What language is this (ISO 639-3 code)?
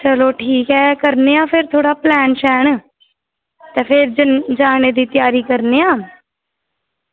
doi